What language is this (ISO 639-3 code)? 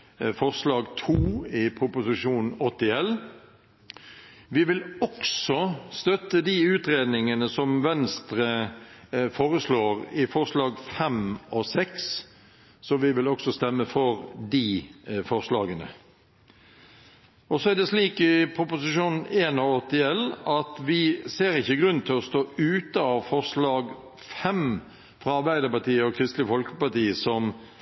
nob